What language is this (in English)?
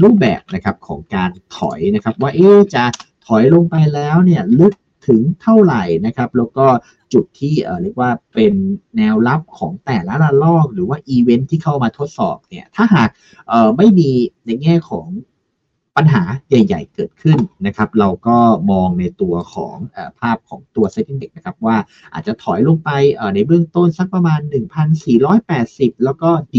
Thai